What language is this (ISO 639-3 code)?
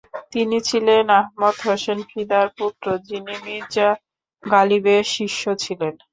ben